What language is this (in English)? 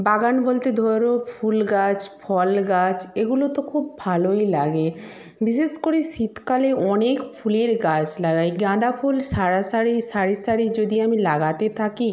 Bangla